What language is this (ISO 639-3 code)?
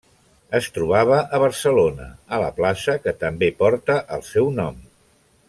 cat